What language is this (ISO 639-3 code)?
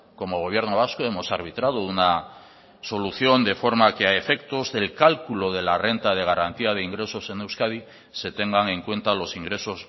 spa